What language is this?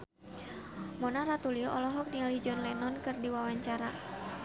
Sundanese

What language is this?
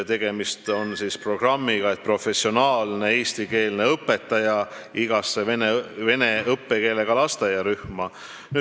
Estonian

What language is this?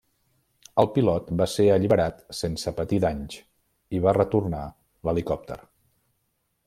Catalan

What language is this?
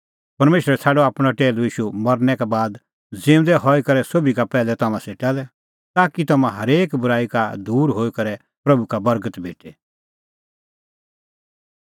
Kullu Pahari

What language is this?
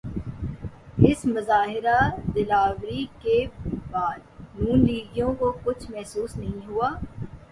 Urdu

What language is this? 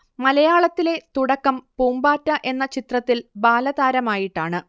Malayalam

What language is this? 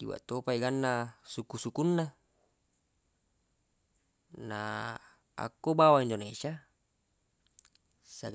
Buginese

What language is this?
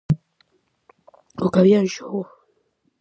Galician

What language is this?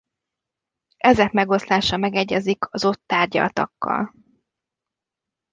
Hungarian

